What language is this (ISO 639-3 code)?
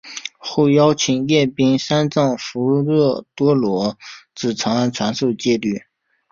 zho